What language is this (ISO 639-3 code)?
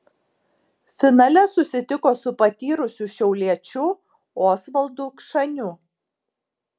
lit